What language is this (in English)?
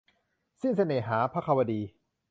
Thai